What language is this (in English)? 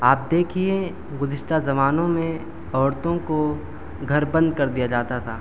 Urdu